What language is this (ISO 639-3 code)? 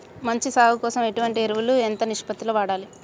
tel